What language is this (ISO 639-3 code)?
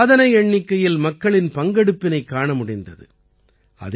tam